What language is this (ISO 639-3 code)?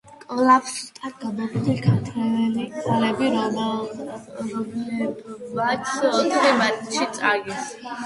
kat